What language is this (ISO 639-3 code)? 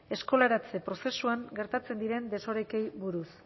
eus